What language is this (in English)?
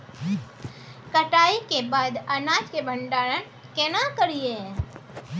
Maithili